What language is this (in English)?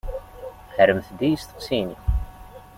Kabyle